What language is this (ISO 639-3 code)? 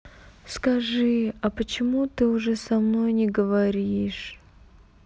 rus